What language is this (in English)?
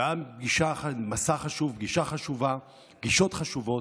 Hebrew